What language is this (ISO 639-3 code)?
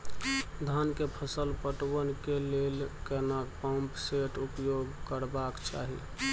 mai